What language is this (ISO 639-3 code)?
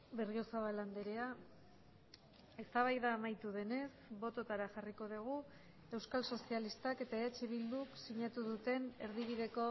eus